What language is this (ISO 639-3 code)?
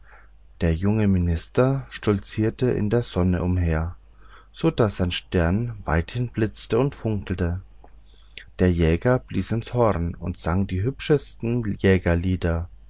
deu